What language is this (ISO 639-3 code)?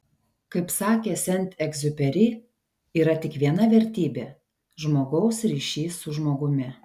lit